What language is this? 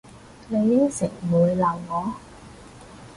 Cantonese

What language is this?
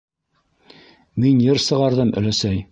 Bashkir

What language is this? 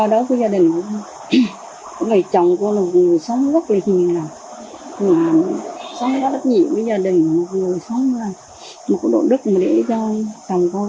Vietnamese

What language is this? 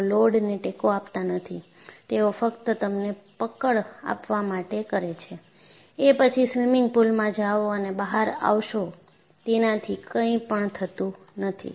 Gujarati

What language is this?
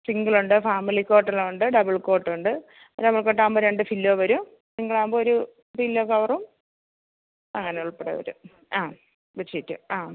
Malayalam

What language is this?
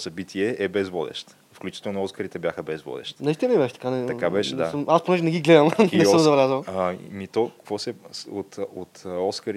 Bulgarian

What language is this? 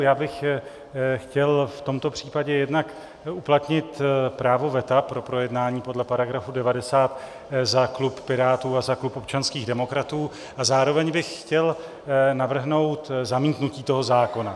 Czech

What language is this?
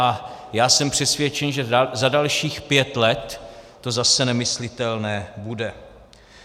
Czech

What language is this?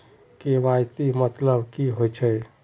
Magahi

